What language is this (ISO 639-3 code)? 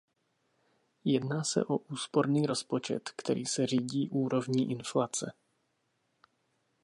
ces